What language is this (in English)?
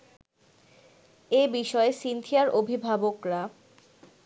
Bangla